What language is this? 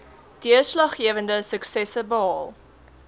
Afrikaans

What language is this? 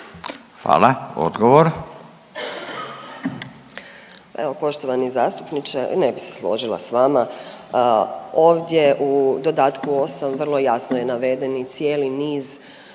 Croatian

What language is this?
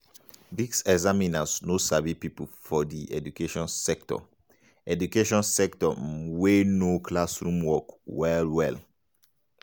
Nigerian Pidgin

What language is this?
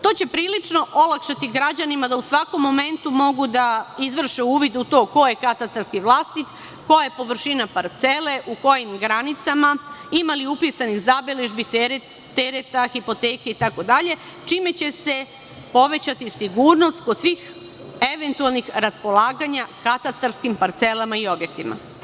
Serbian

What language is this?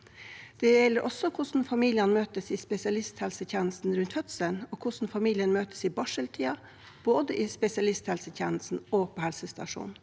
Norwegian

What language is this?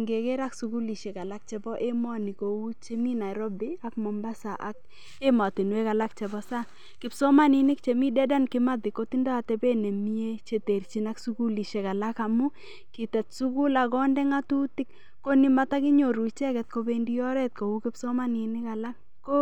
Kalenjin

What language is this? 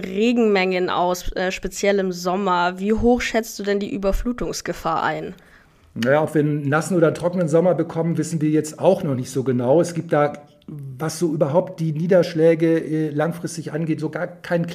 German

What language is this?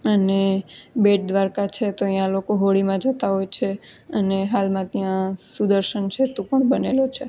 Gujarati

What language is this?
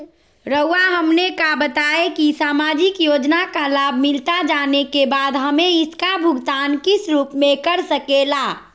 Magahi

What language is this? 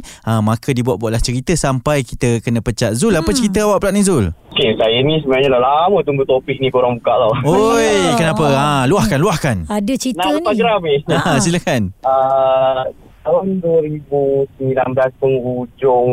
Malay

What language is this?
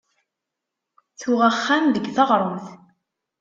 Kabyle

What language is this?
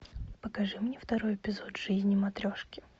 Russian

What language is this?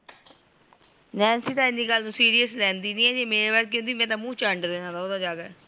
Punjabi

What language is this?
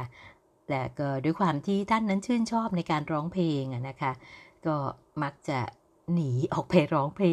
Thai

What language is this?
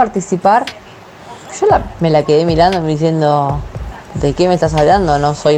Spanish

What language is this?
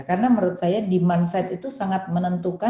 Indonesian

